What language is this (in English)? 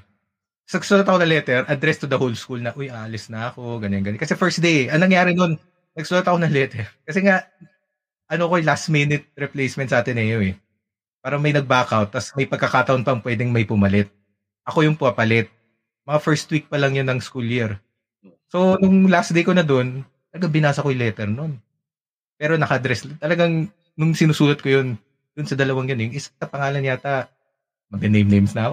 Filipino